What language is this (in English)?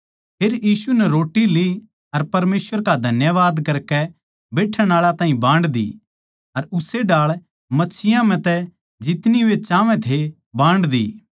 Haryanvi